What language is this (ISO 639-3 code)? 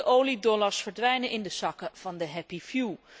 nld